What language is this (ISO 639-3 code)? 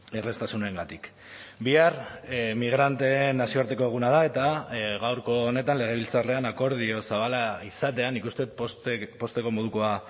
eus